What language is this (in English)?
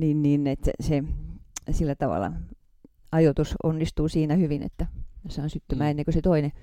Finnish